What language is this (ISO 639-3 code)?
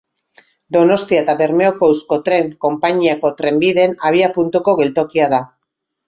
eus